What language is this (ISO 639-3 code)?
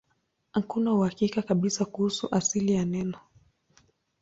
swa